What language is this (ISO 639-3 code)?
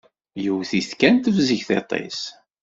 kab